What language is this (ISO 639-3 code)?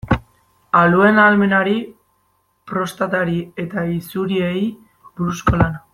eus